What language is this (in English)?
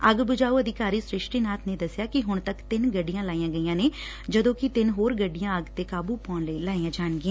Punjabi